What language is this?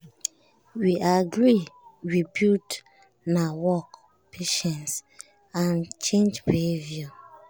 Nigerian Pidgin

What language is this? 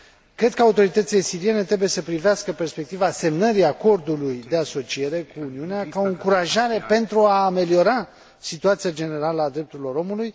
Romanian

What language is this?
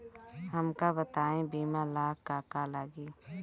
Bhojpuri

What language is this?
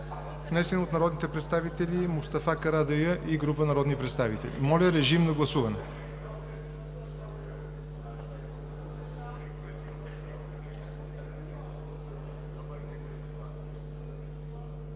Bulgarian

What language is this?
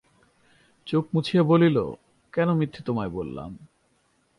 Bangla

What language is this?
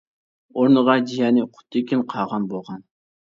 Uyghur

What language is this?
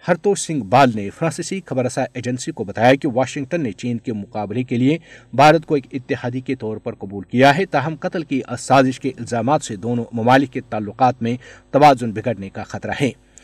Urdu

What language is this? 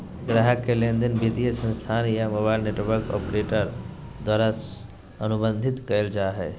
Magahi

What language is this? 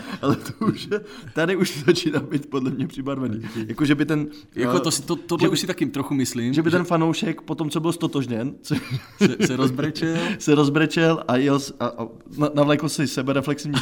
Czech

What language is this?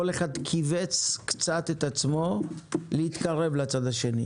Hebrew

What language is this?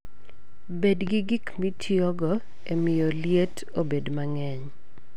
Luo (Kenya and Tanzania)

